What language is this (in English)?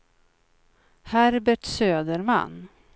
Swedish